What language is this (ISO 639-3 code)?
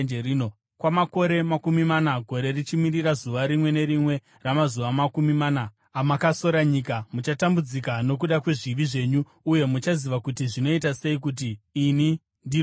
sna